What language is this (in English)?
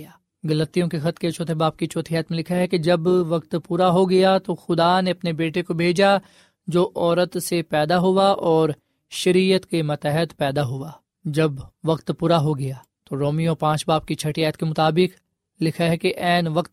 Urdu